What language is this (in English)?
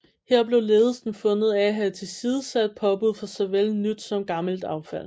Danish